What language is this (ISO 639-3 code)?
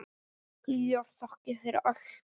isl